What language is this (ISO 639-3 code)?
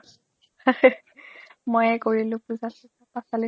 asm